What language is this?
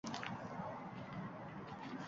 Uzbek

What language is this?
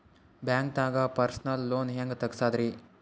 Kannada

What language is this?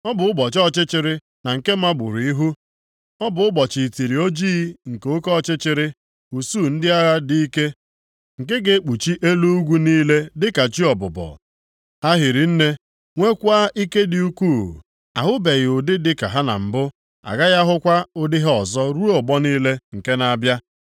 Igbo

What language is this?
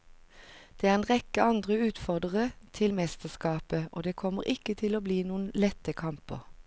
Norwegian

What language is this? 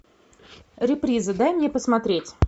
Russian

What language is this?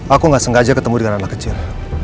Indonesian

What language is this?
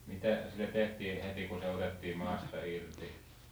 Finnish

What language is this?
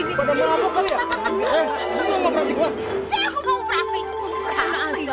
Indonesian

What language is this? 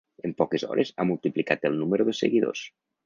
Catalan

